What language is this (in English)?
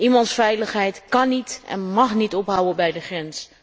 Dutch